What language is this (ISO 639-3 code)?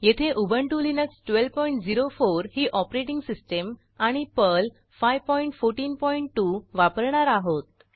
mar